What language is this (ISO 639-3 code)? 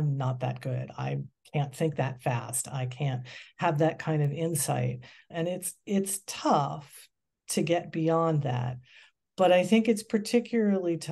eng